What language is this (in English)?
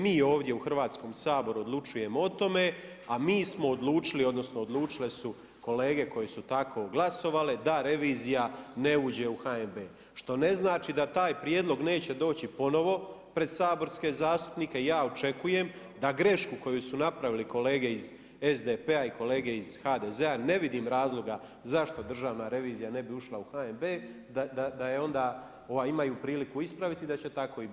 Croatian